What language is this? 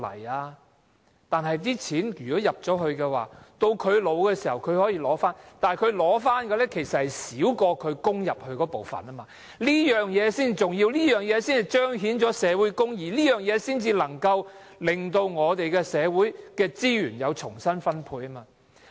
Cantonese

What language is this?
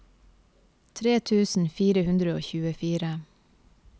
Norwegian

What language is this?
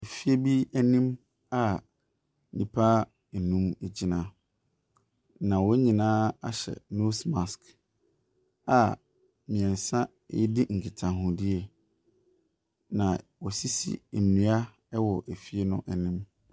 Akan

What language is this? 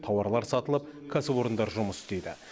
Kazakh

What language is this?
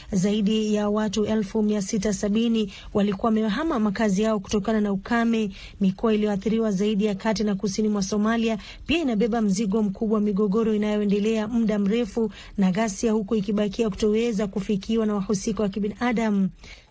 Swahili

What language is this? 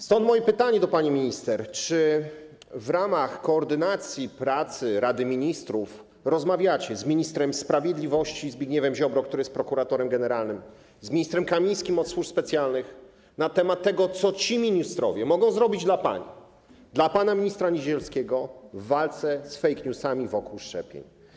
Polish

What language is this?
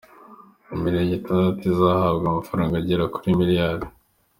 Kinyarwanda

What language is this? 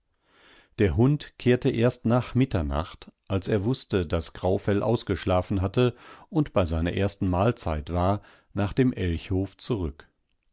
German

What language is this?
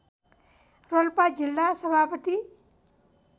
Nepali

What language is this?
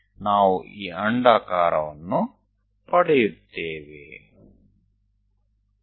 Gujarati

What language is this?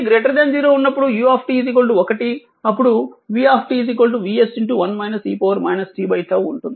Telugu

